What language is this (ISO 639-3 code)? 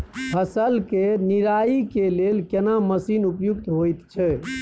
mai